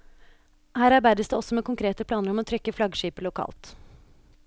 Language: Norwegian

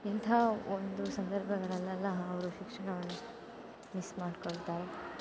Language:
Kannada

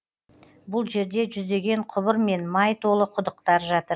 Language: Kazakh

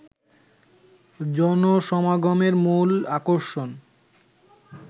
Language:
Bangla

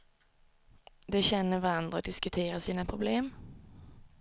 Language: Swedish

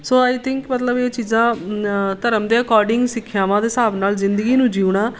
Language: Punjabi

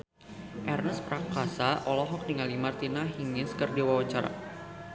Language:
Sundanese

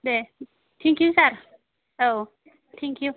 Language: Bodo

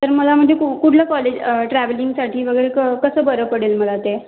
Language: Marathi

